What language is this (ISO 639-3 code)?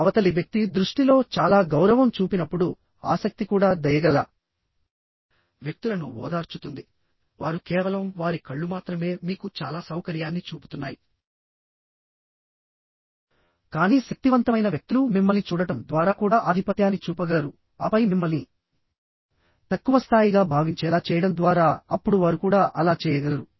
tel